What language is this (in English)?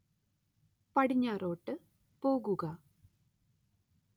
Malayalam